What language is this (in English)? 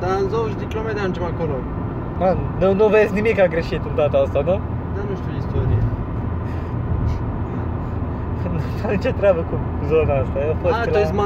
Romanian